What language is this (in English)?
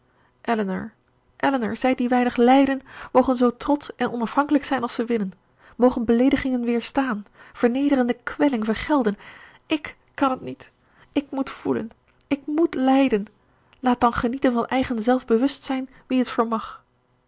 Dutch